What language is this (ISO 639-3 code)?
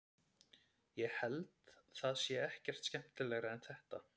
isl